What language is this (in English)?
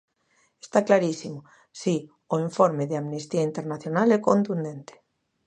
Galician